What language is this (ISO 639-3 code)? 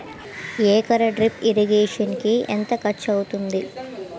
tel